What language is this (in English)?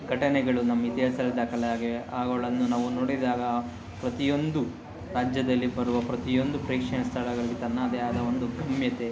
Kannada